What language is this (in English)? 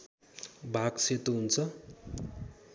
Nepali